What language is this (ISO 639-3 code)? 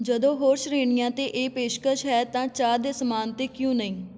pan